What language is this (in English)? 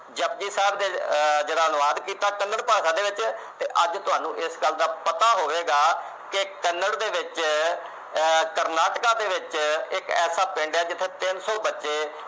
Punjabi